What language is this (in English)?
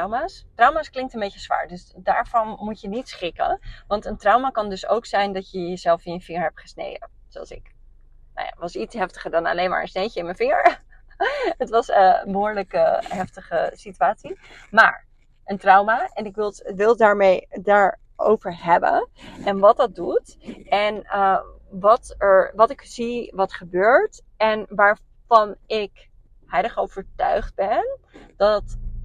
Dutch